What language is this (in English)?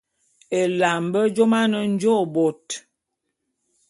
Bulu